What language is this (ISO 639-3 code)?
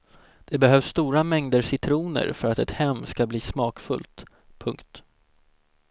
swe